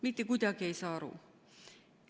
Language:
Estonian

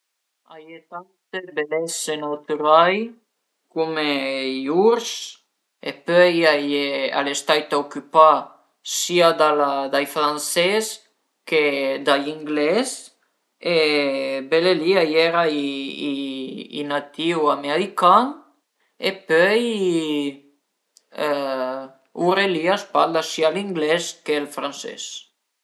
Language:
Piedmontese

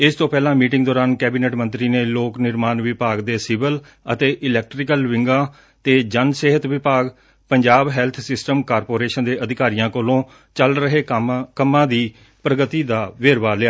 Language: Punjabi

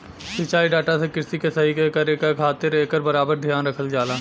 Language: Bhojpuri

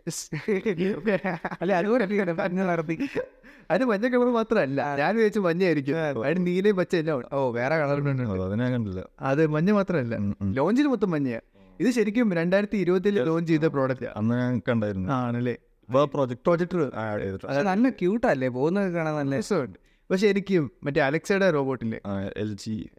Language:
Malayalam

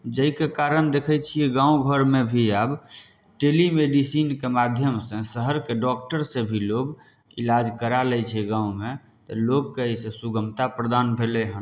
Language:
Maithili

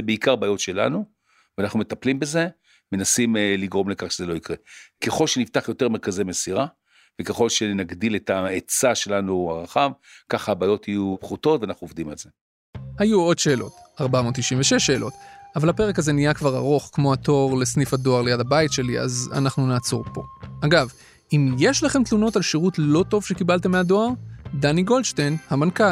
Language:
Hebrew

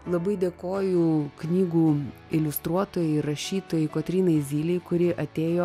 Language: Lithuanian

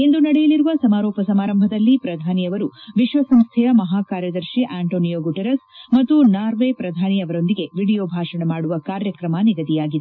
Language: Kannada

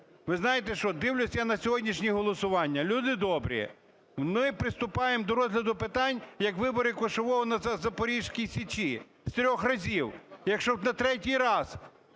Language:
Ukrainian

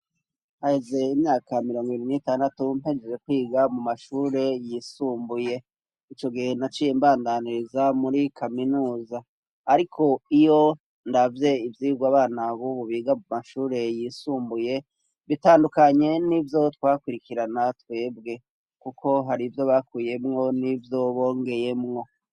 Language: Rundi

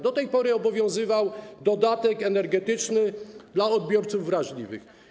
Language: Polish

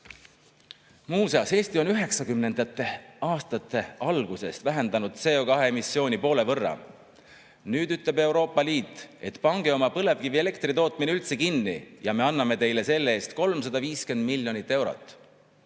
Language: Estonian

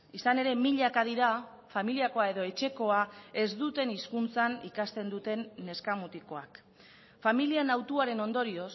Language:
Basque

